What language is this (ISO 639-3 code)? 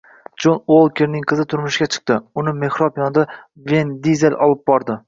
uzb